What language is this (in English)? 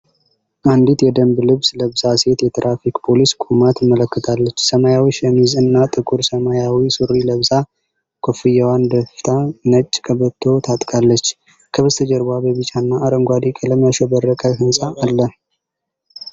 Amharic